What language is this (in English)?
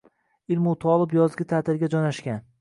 Uzbek